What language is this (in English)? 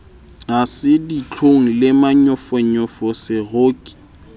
Southern Sotho